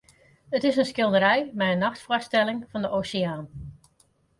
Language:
Western Frisian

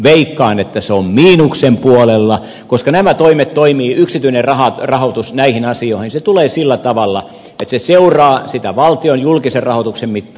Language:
Finnish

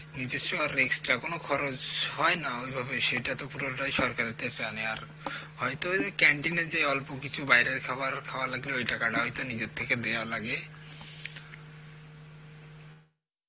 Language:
Bangla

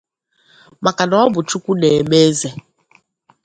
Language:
Igbo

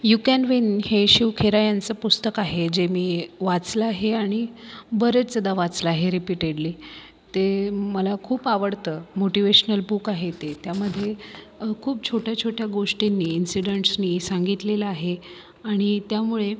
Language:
Marathi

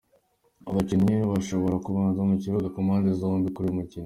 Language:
Kinyarwanda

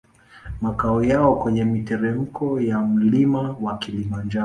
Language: Swahili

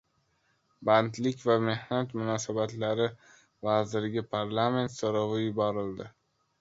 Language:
Uzbek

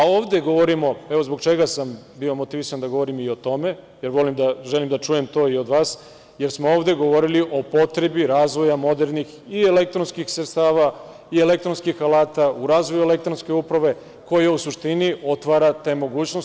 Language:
Serbian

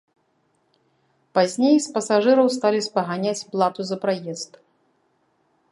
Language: Belarusian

